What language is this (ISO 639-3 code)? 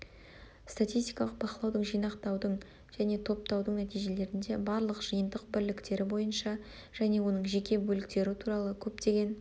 kaz